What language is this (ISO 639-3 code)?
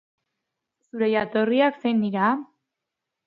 eus